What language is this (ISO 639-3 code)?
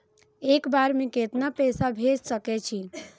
mai